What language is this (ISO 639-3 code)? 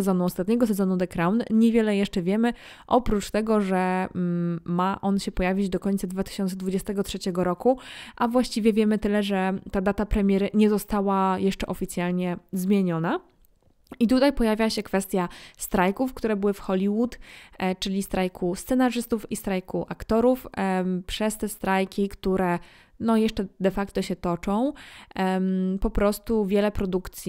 pol